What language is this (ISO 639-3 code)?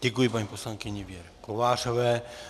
ces